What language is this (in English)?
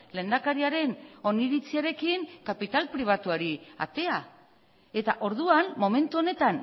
Basque